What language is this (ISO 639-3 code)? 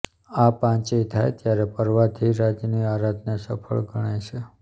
guj